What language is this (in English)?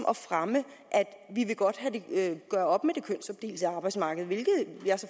Danish